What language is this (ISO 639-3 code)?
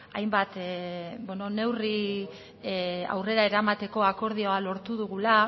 eus